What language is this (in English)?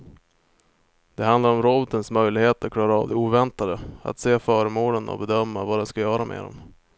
Swedish